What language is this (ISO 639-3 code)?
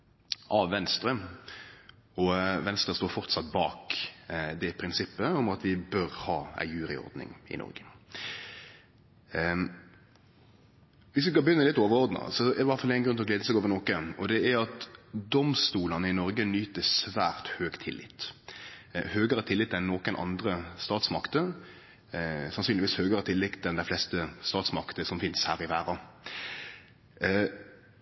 nno